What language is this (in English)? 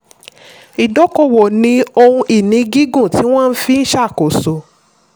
Yoruba